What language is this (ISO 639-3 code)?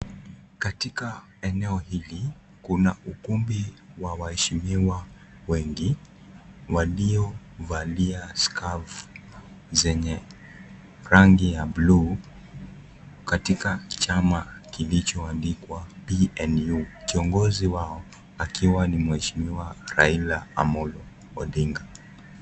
swa